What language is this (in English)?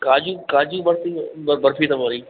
Sindhi